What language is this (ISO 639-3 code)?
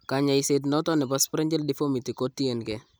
kln